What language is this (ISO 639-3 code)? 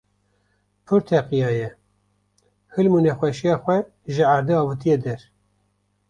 kur